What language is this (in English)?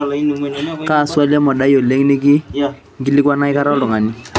Masai